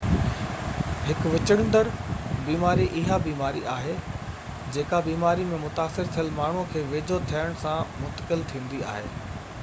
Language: Sindhi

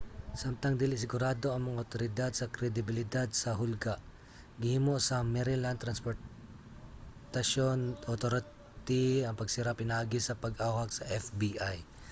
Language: Cebuano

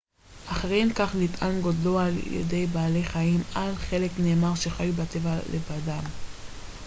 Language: Hebrew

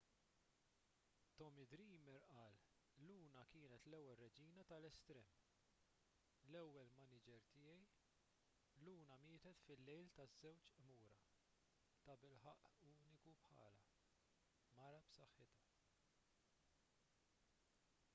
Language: Maltese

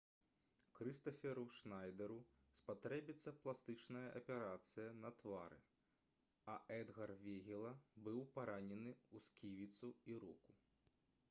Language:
Belarusian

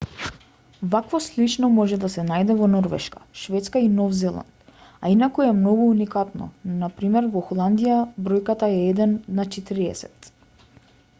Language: Macedonian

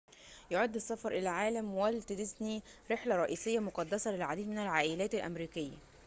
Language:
Arabic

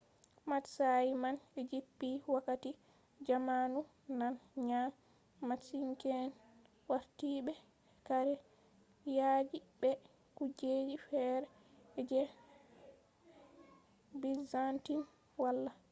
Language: Fula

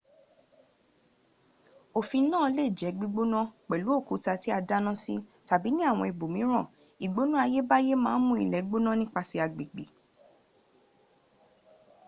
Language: Yoruba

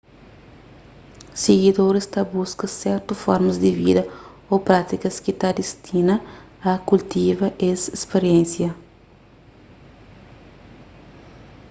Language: Kabuverdianu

